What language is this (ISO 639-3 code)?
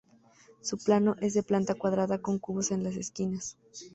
spa